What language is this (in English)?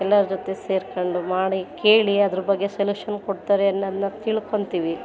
Kannada